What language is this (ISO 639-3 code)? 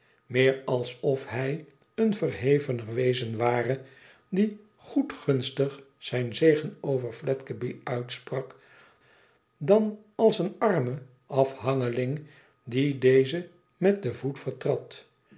nld